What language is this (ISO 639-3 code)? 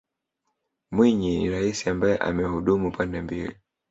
swa